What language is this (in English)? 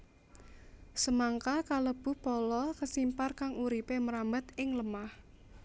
Javanese